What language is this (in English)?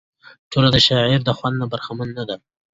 Pashto